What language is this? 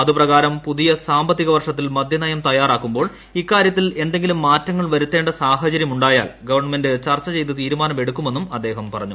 Malayalam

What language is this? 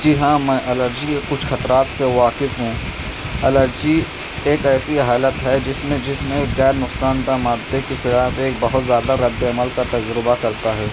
Urdu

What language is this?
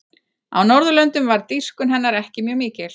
Icelandic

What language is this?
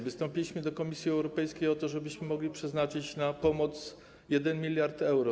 Polish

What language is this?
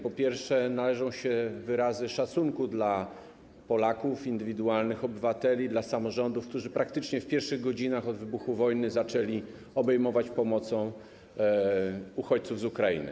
Polish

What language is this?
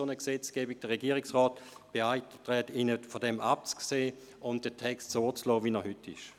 Swiss German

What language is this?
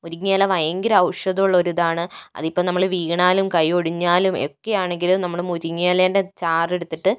Malayalam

